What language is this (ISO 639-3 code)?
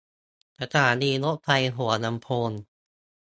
tha